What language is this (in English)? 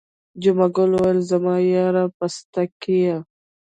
Pashto